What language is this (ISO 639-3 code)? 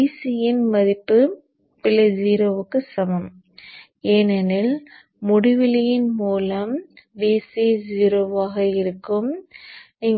tam